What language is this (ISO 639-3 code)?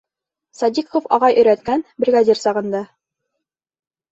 bak